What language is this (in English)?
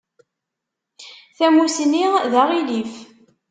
Kabyle